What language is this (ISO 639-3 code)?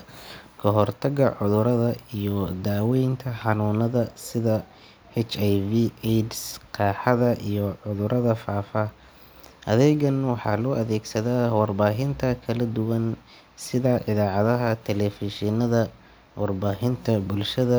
som